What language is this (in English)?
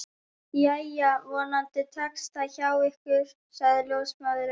Icelandic